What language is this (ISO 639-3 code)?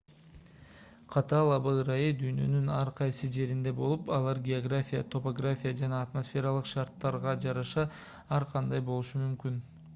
kir